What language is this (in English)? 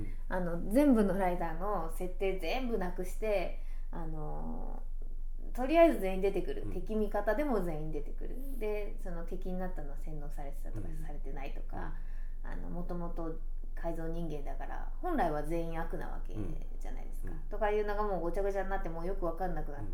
Japanese